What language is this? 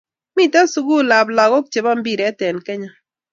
Kalenjin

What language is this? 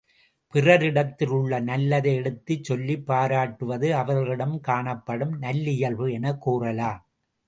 Tamil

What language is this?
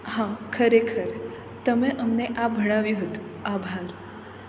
Gujarati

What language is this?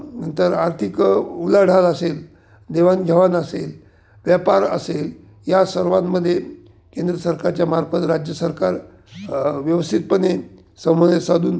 Marathi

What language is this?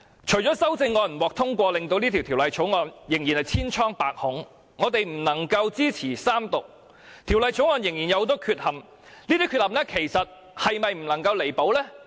Cantonese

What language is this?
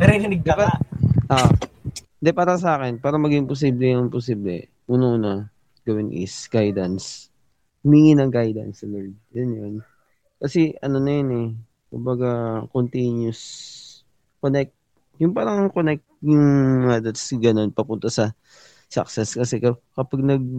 Filipino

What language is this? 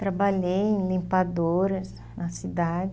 Portuguese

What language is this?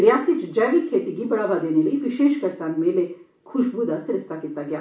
Dogri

